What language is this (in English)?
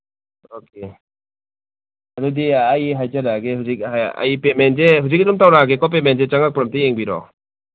Manipuri